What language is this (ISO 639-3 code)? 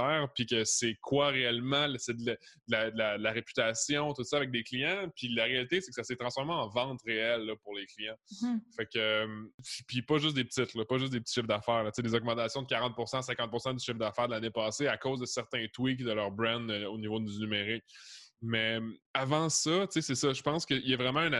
fra